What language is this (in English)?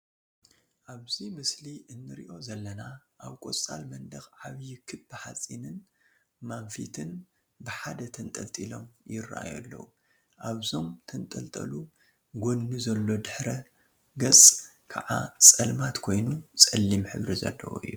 Tigrinya